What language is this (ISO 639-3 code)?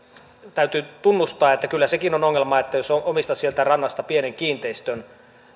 fin